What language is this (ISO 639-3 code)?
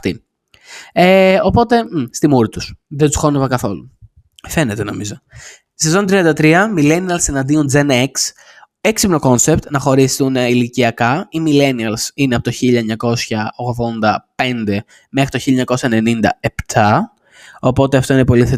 ell